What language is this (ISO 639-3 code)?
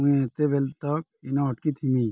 ori